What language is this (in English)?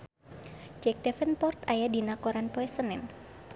Sundanese